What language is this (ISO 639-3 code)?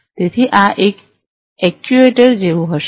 guj